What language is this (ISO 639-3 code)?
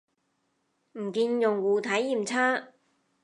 yue